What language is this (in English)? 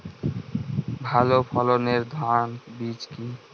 Bangla